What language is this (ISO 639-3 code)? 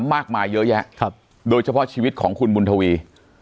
tha